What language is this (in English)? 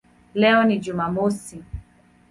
Swahili